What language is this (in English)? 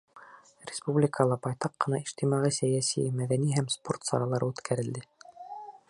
Bashkir